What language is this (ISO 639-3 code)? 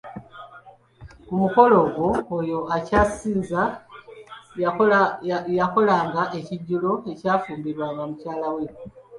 lug